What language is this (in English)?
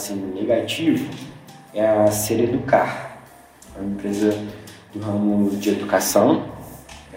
Portuguese